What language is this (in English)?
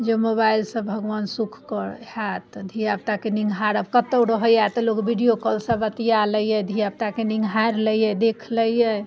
Maithili